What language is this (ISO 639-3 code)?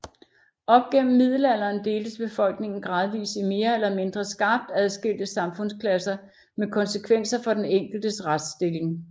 dan